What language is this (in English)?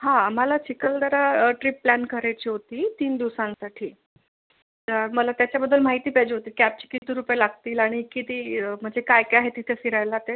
Marathi